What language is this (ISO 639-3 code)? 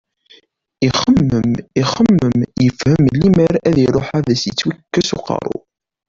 kab